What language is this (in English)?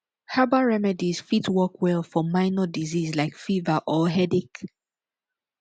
Nigerian Pidgin